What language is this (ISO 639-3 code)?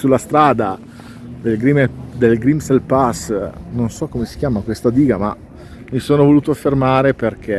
ita